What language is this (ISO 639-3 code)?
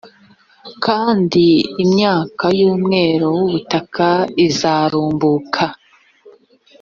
kin